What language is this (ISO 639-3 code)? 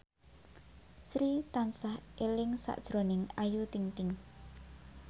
jav